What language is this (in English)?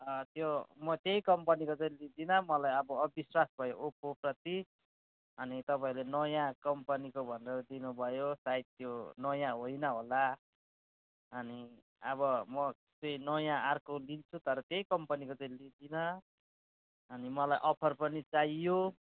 Nepali